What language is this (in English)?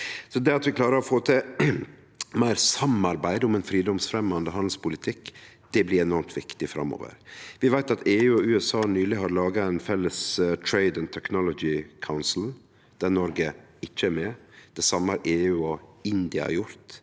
Norwegian